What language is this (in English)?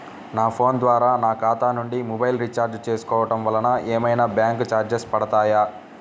Telugu